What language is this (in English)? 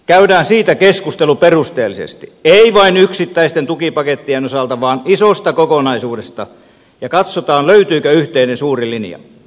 Finnish